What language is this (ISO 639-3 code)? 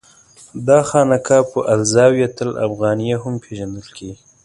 pus